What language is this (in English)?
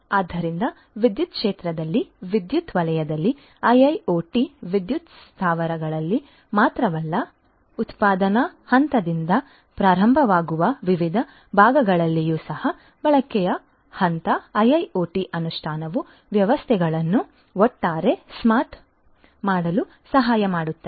Kannada